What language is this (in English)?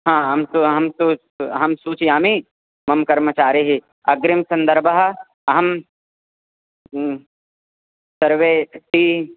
Sanskrit